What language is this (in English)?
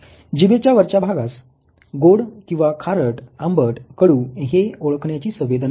Marathi